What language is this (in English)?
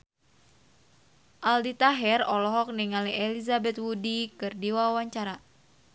Sundanese